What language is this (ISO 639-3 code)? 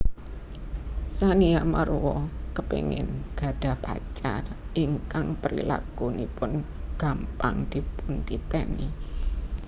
jav